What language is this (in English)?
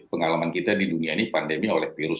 Indonesian